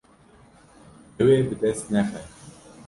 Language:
Kurdish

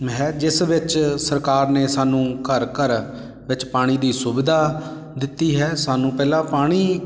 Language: Punjabi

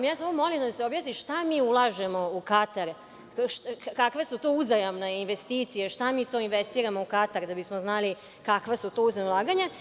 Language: Serbian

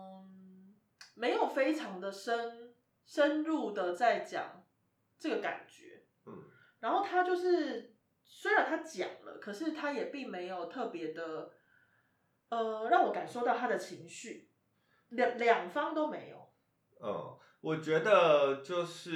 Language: Chinese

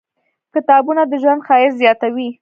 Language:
Pashto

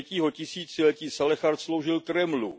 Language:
Czech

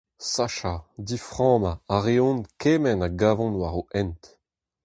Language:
Breton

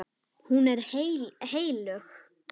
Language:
Icelandic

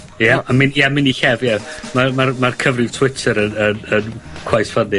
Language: Welsh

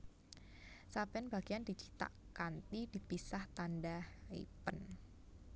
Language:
Javanese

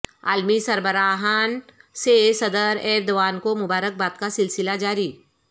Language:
Urdu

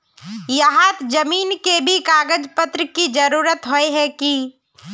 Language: Magahi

